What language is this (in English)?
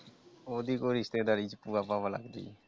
Punjabi